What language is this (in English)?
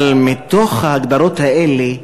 Hebrew